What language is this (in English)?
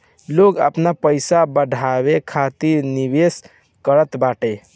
Bhojpuri